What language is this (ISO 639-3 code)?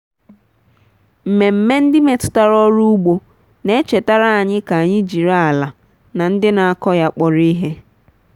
ibo